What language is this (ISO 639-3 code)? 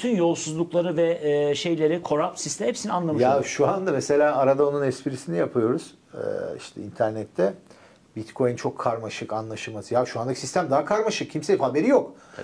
tur